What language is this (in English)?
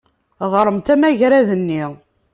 Kabyle